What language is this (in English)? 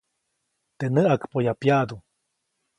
Copainalá Zoque